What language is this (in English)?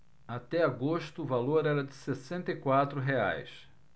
Portuguese